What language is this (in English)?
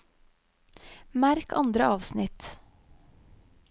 Norwegian